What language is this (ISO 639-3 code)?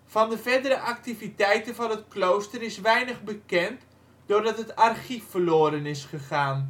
nld